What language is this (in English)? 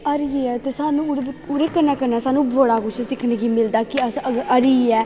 Dogri